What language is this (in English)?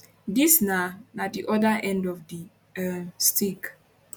Nigerian Pidgin